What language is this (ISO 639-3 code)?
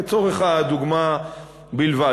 heb